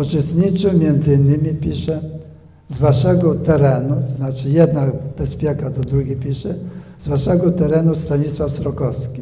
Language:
Polish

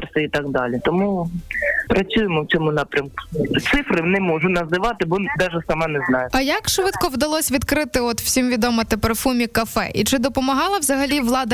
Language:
Ukrainian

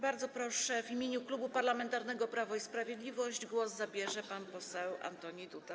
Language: Polish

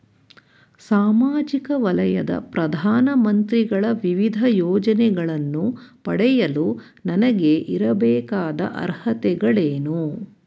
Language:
Kannada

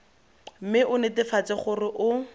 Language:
Tswana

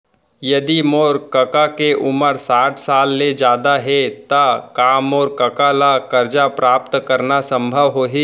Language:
Chhattisgarhi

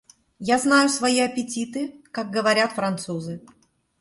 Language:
Russian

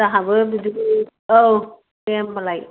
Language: Bodo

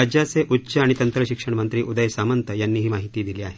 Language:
Marathi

